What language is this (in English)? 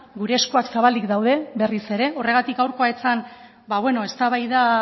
Basque